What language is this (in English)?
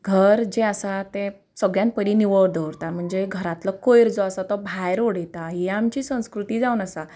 Konkani